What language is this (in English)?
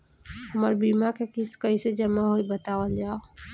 Bhojpuri